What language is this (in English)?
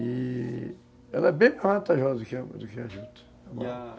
Portuguese